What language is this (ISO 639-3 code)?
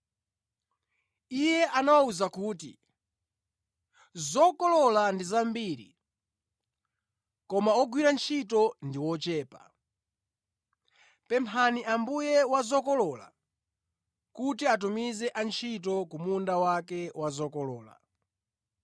nya